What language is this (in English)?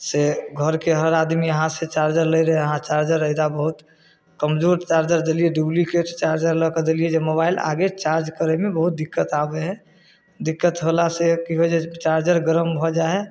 Maithili